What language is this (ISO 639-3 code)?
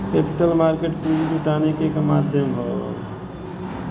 bho